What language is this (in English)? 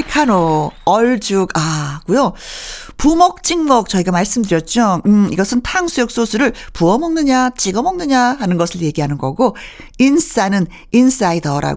Korean